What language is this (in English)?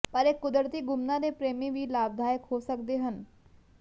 Punjabi